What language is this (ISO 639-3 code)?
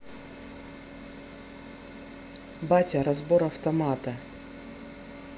rus